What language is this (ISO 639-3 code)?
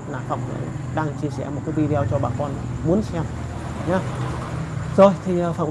vie